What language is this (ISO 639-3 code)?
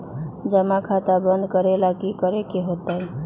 mag